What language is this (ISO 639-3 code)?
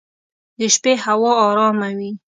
pus